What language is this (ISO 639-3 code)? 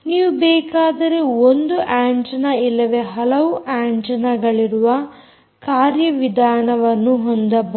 kan